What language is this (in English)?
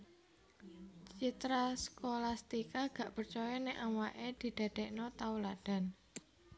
Javanese